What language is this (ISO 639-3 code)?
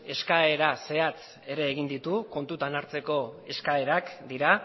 eus